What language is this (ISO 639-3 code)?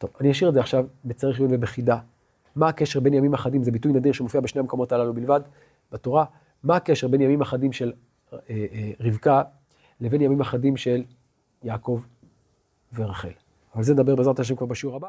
heb